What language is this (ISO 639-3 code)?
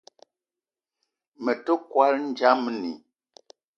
eto